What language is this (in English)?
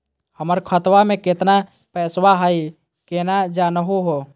Magahi